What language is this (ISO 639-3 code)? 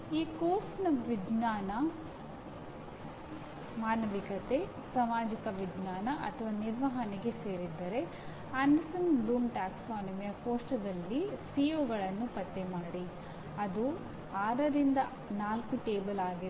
kan